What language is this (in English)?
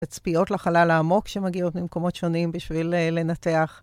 Hebrew